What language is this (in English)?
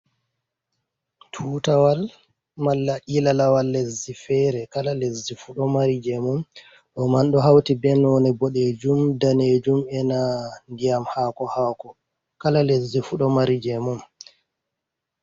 Fula